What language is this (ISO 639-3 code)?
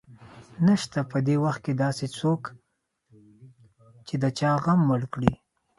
pus